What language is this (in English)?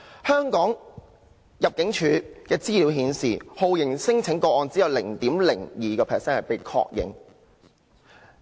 Cantonese